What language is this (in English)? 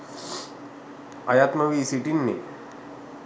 Sinhala